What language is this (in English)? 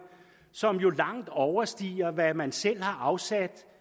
Danish